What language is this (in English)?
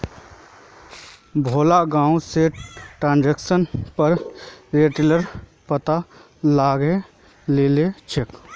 Magahi